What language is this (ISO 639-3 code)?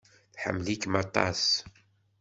kab